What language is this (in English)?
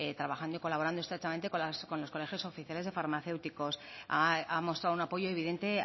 Spanish